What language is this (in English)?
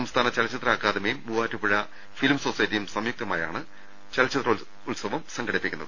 Malayalam